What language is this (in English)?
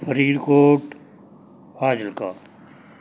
Punjabi